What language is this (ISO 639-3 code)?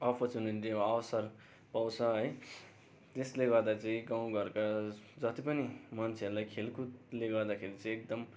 nep